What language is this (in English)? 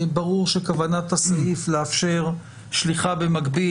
Hebrew